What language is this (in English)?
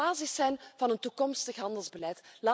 Dutch